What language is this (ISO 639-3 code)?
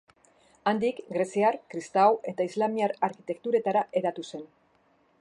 eus